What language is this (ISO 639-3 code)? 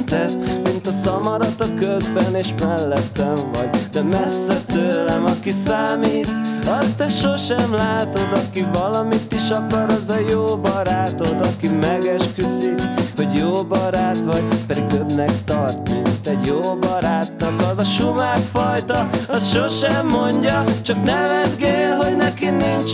hun